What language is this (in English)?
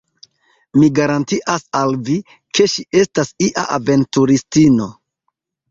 Esperanto